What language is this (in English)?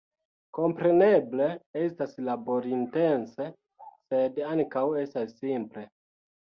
Esperanto